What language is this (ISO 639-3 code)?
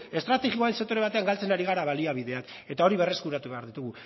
eus